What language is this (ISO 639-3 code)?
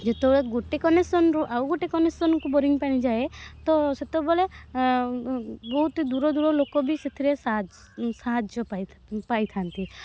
ori